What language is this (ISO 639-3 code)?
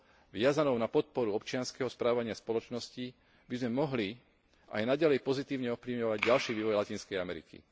slk